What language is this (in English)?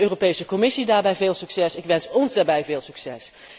Dutch